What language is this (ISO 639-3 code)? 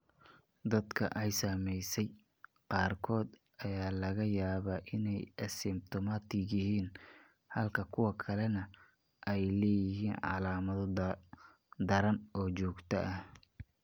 som